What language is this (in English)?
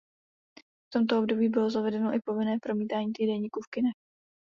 Czech